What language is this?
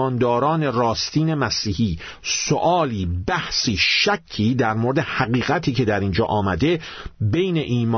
Persian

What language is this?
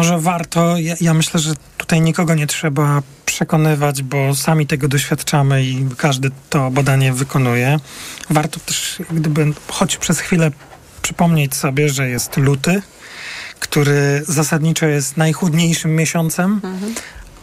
Polish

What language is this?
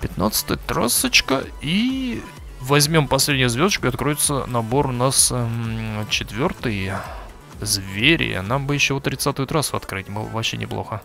Russian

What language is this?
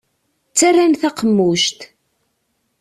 Kabyle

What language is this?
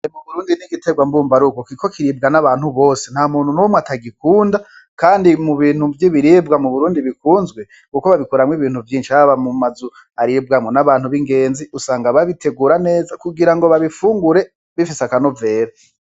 Rundi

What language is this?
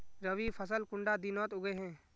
Magahi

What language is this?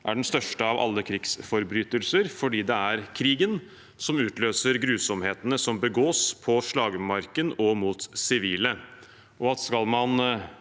Norwegian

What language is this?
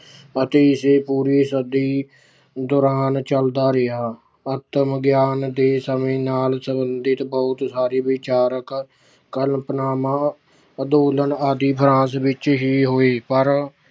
Punjabi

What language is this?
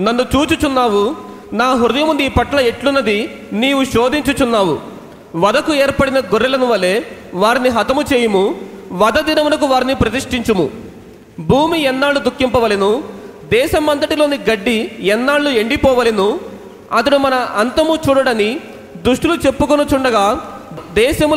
Telugu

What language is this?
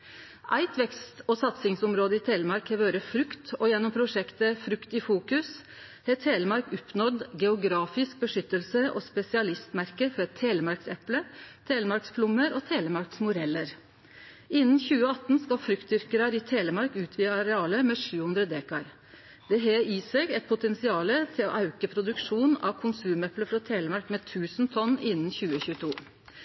Norwegian Nynorsk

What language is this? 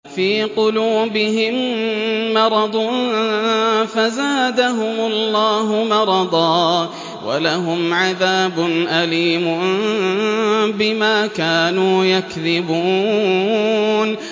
Arabic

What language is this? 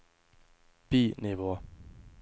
Norwegian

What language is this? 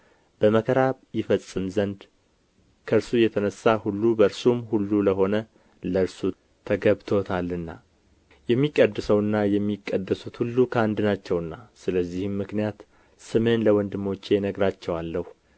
Amharic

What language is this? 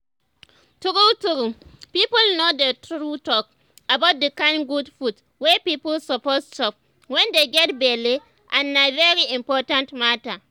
Nigerian Pidgin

